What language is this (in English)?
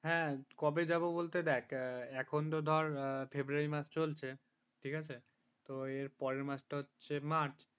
Bangla